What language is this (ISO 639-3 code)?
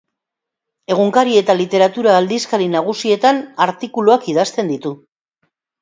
eus